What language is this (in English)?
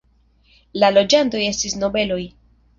Esperanto